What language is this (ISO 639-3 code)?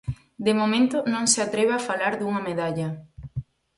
glg